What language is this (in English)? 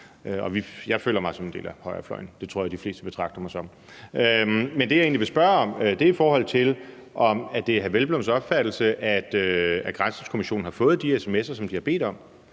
Danish